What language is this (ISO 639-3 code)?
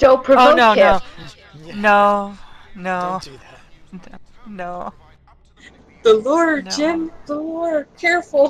eng